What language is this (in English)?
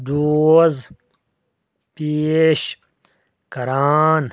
Kashmiri